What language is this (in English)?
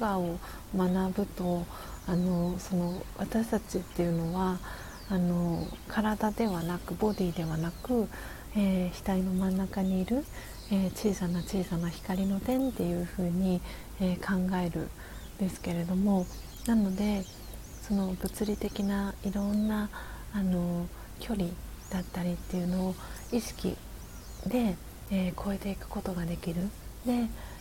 Japanese